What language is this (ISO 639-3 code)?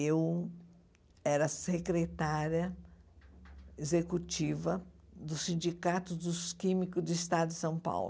por